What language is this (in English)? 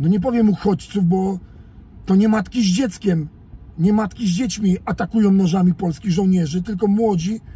Polish